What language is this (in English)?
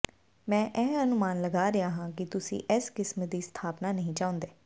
Punjabi